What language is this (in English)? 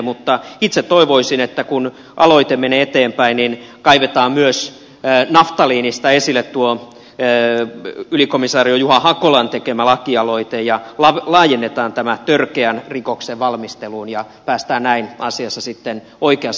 Finnish